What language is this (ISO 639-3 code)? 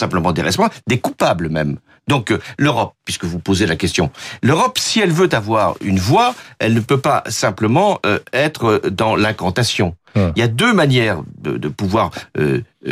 fra